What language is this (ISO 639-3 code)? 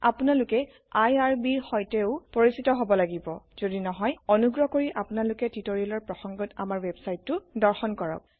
asm